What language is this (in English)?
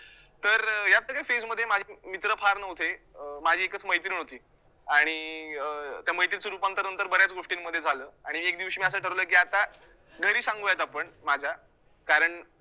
Marathi